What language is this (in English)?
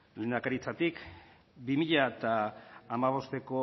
Basque